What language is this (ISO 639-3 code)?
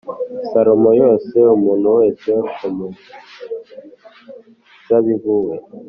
kin